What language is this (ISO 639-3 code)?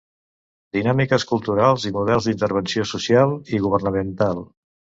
cat